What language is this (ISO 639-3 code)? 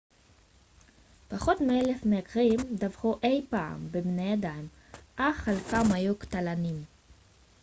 heb